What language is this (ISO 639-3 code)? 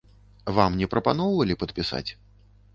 bel